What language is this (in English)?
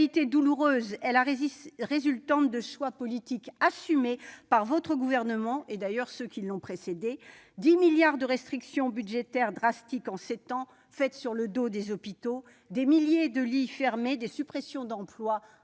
French